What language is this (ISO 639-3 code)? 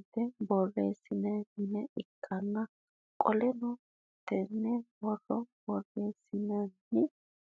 sid